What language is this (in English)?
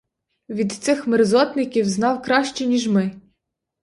Ukrainian